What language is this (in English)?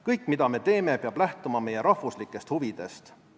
Estonian